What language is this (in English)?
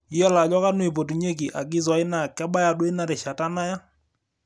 Masai